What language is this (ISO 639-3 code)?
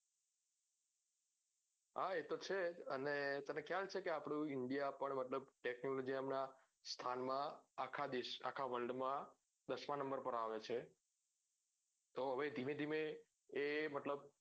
guj